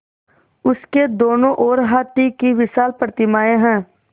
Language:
Hindi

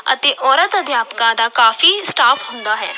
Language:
Punjabi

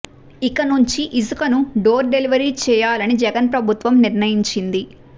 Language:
Telugu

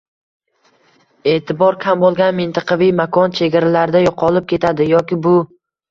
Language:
Uzbek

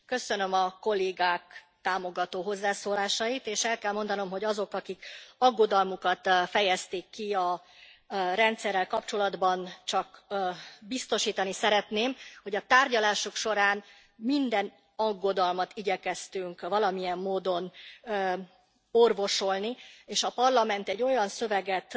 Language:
Hungarian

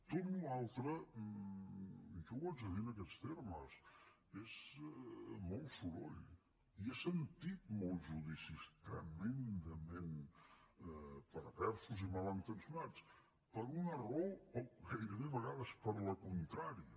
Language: Catalan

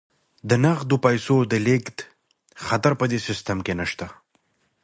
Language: Pashto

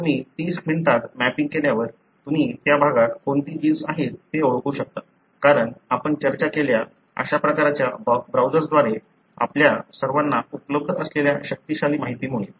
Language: Marathi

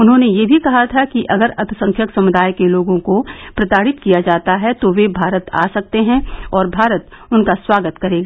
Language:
Hindi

